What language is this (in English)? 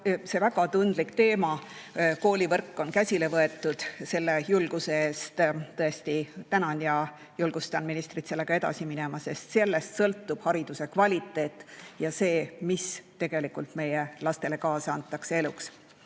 Estonian